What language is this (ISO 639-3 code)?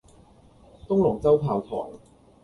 yue